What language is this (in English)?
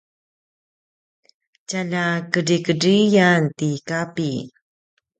Paiwan